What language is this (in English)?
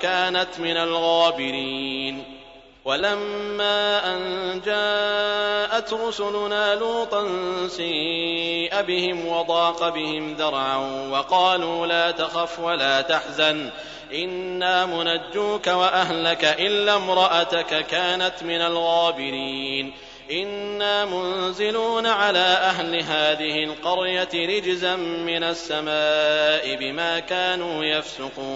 Arabic